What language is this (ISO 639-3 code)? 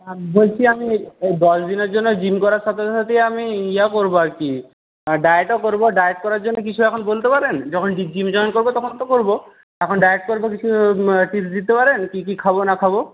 ben